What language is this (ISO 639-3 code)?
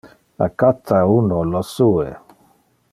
ina